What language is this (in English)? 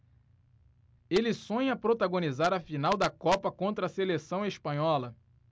Portuguese